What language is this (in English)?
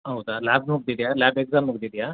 Kannada